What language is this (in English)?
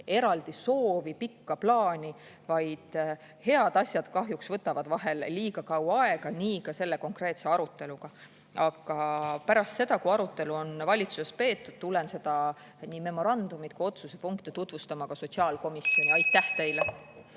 Estonian